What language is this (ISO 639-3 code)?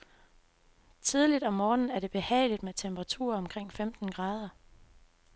dan